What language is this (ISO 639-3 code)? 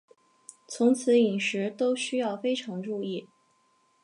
zho